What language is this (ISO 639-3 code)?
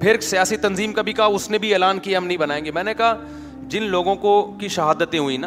urd